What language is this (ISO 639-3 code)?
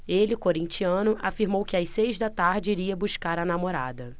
por